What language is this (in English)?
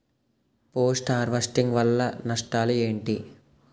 Telugu